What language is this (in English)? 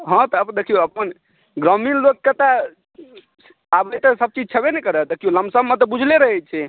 Maithili